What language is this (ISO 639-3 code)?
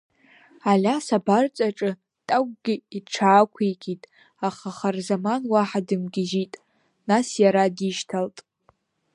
abk